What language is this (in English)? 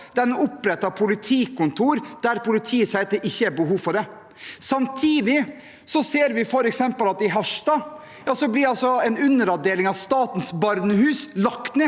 Norwegian